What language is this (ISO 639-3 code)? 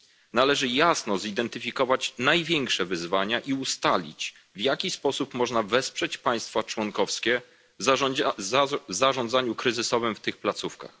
pol